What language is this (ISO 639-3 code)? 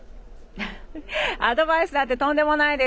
jpn